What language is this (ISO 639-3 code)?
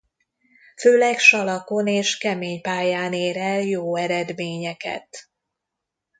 hun